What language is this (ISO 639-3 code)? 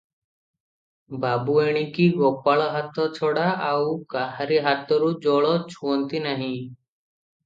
ori